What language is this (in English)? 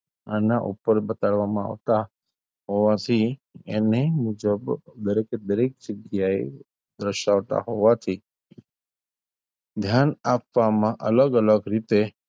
Gujarati